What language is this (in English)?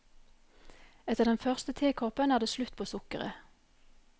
Norwegian